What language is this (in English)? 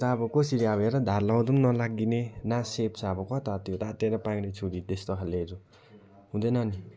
Nepali